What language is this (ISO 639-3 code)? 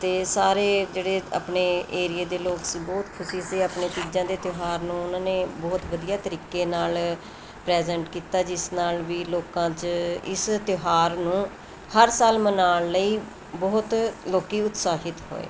pan